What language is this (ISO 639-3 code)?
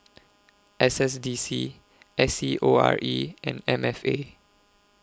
eng